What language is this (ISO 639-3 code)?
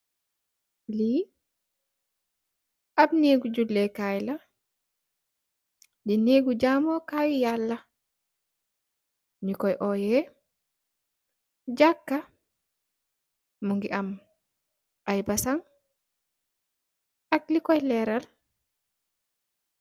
wol